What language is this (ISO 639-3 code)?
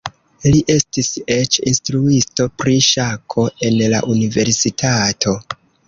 epo